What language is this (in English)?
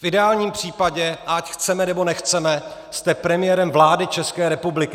Czech